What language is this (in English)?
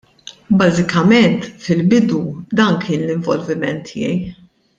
Maltese